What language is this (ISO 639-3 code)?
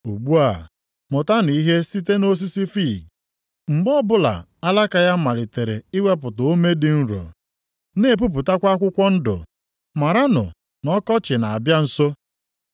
ibo